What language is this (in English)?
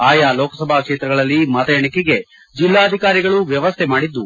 Kannada